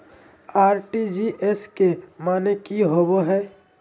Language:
Magahi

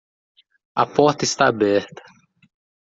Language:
Portuguese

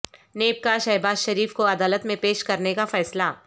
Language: Urdu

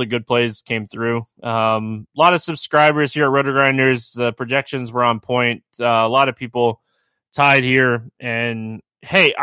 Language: English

